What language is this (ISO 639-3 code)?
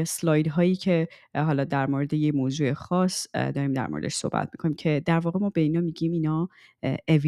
fas